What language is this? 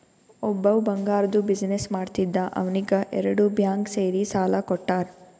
Kannada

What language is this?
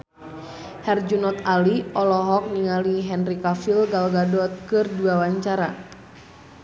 Sundanese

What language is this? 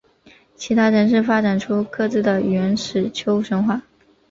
Chinese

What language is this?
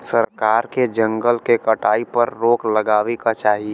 Bhojpuri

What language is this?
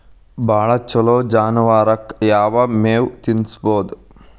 Kannada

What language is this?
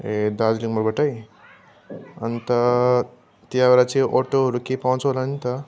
Nepali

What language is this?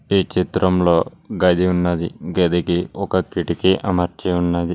Telugu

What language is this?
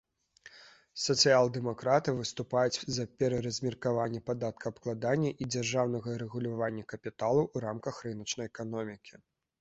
Belarusian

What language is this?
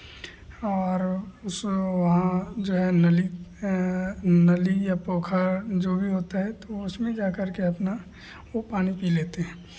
Hindi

